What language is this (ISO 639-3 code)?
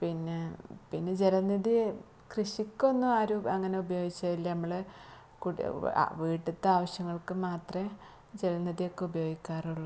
mal